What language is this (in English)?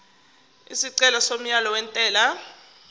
Zulu